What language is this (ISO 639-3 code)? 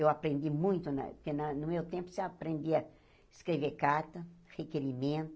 por